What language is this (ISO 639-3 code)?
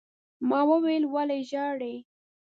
pus